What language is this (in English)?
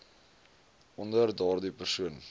Afrikaans